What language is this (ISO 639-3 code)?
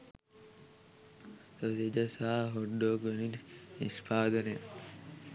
sin